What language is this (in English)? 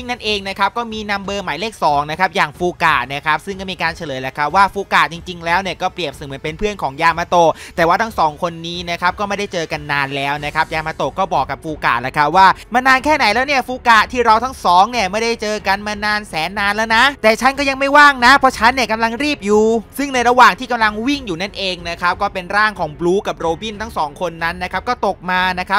Thai